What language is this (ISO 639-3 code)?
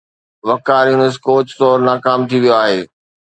snd